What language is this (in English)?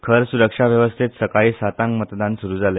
Konkani